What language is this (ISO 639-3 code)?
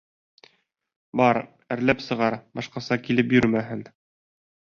bak